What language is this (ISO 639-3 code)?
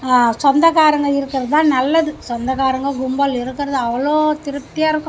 tam